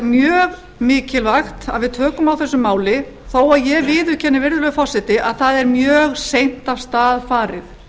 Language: Icelandic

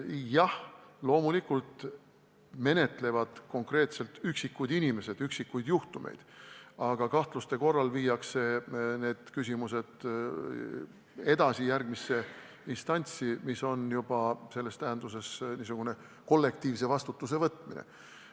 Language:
Estonian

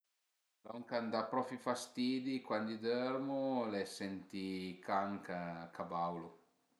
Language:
Piedmontese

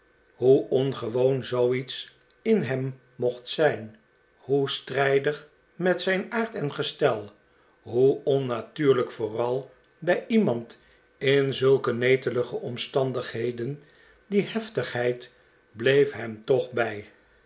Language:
Dutch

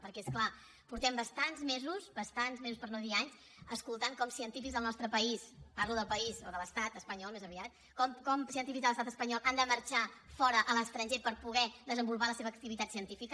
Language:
Catalan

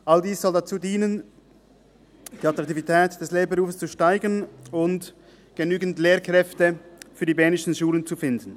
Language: Swiss German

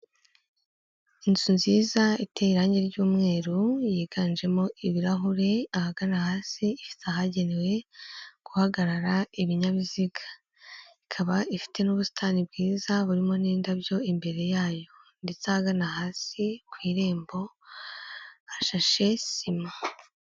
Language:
Kinyarwanda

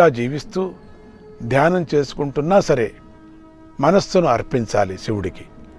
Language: Telugu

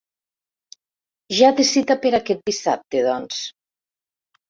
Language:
Catalan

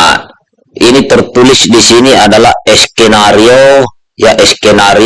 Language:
Indonesian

